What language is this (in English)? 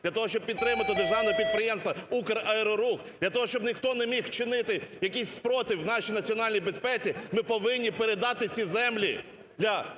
Ukrainian